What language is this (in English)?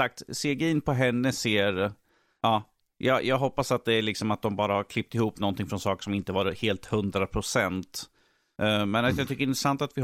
Swedish